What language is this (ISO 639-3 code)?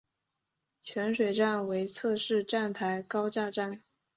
zho